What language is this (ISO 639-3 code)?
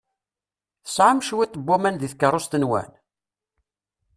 kab